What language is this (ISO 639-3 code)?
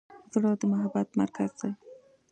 pus